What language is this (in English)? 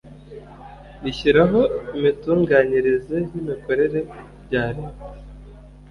Kinyarwanda